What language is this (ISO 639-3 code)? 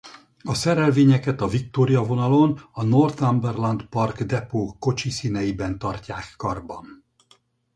hun